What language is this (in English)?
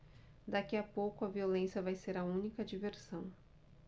Portuguese